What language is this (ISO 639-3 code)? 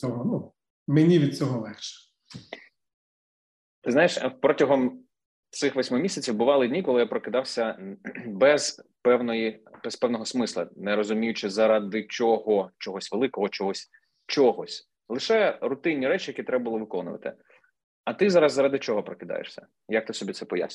ukr